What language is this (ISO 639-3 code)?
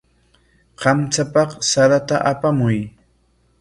qwa